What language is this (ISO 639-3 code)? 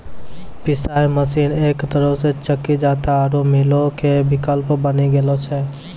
mai